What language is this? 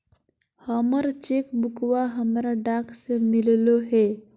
Magahi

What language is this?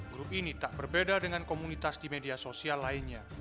Indonesian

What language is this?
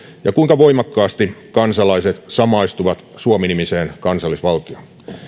Finnish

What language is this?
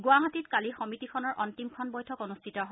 Assamese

